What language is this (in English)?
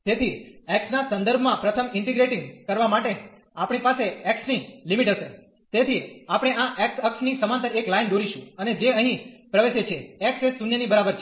Gujarati